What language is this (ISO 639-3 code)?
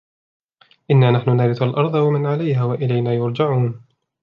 ara